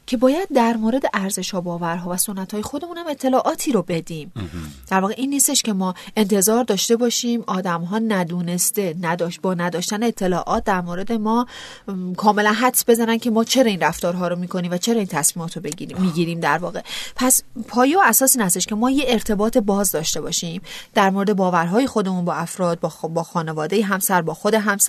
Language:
Persian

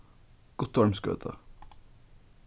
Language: Faroese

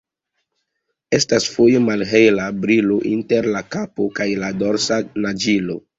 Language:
Esperanto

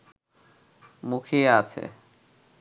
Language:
Bangla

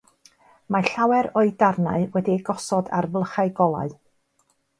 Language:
Welsh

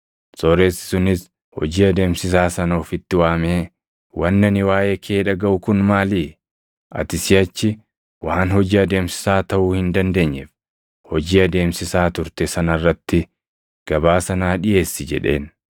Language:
Oromo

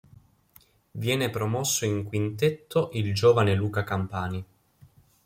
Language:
Italian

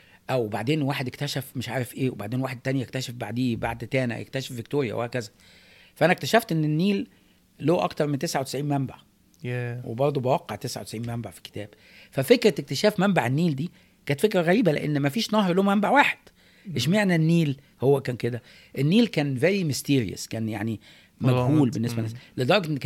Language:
Arabic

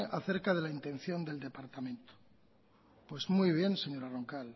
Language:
Spanish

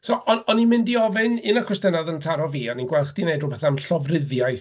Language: Welsh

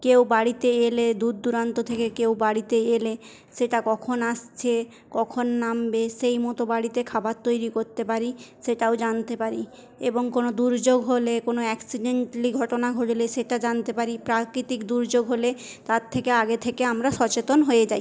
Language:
Bangla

